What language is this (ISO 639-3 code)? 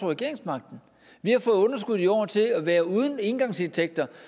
dan